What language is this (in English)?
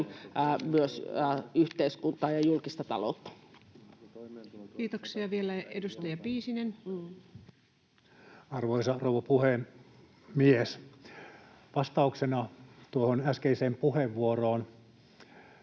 Finnish